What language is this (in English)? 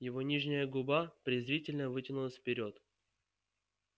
Russian